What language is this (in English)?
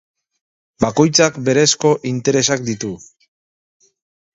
Basque